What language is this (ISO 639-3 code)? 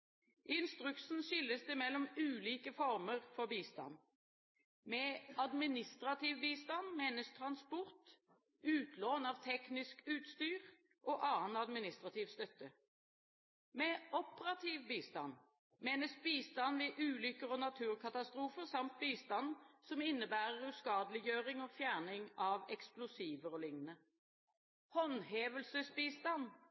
nob